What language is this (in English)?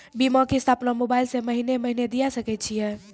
Maithili